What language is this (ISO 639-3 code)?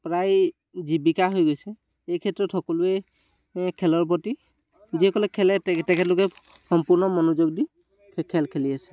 asm